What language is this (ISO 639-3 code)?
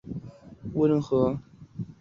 zho